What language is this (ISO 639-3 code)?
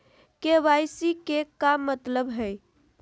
mag